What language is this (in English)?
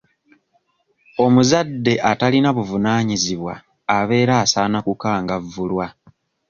Ganda